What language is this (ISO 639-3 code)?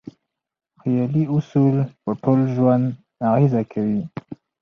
pus